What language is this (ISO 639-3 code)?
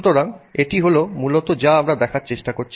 ben